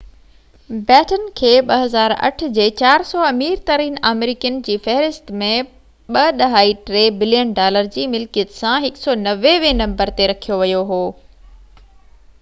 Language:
Sindhi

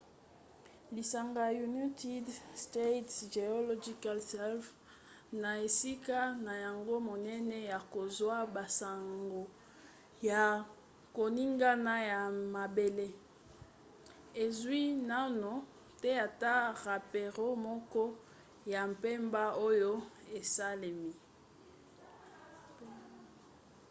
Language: Lingala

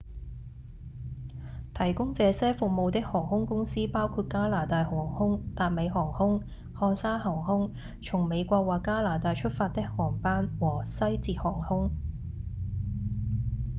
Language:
Cantonese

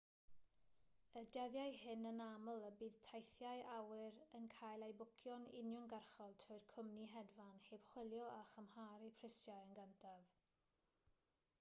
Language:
Welsh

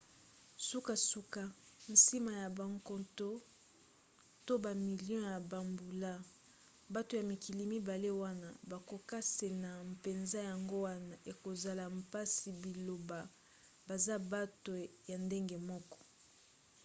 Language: Lingala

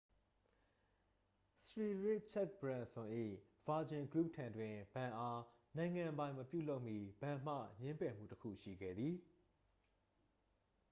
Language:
Burmese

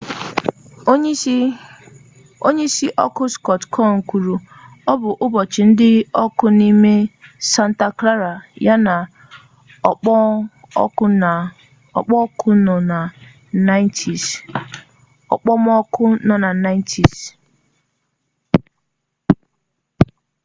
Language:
Igbo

